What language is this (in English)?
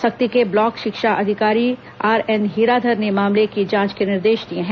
Hindi